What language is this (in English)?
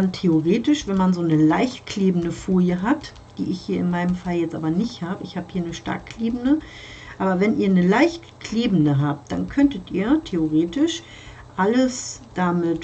German